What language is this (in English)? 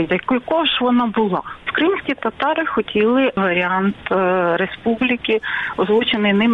Ukrainian